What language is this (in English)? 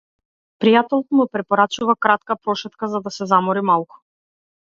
Macedonian